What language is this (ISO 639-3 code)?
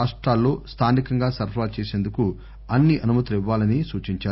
tel